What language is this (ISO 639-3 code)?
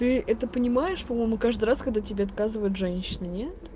rus